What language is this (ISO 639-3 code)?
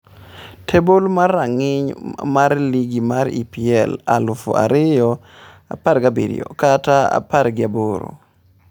luo